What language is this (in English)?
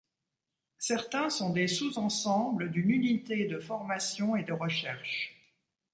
French